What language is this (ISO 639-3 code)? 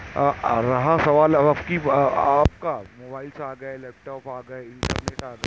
urd